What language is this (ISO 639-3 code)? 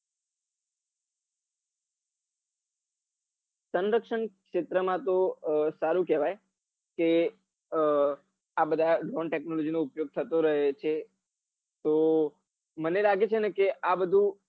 guj